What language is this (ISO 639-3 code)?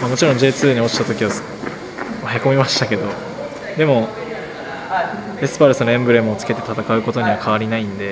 jpn